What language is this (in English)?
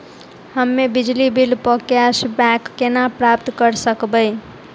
Maithili